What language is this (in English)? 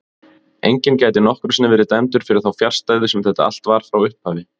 Icelandic